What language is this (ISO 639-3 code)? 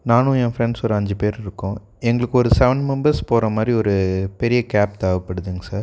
tam